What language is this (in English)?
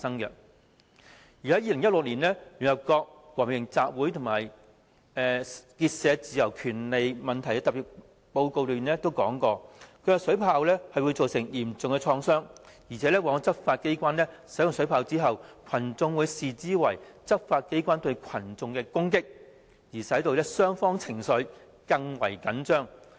Cantonese